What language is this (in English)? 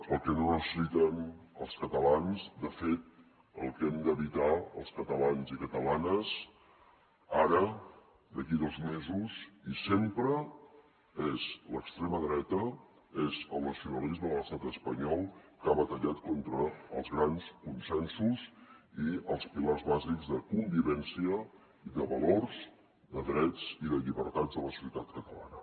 Catalan